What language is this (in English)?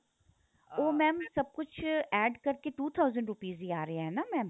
Punjabi